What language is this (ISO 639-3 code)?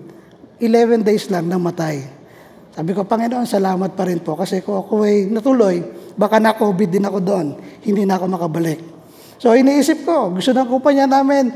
fil